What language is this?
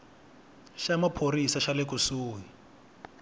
Tsonga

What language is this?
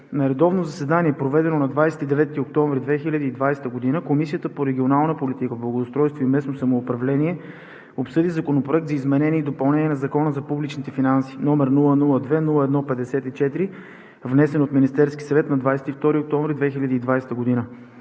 Bulgarian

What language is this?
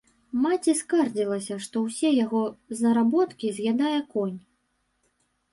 Belarusian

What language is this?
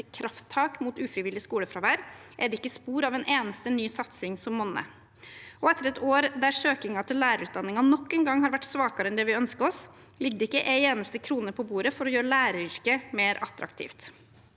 Norwegian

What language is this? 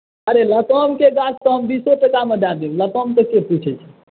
Maithili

